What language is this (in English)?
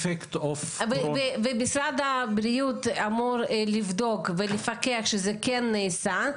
Hebrew